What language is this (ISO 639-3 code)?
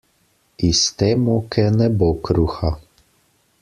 slv